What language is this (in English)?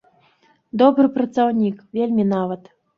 Belarusian